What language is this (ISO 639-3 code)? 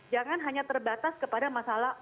ind